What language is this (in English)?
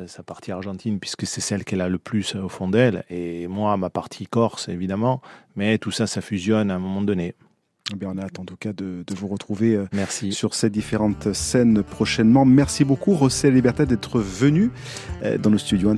French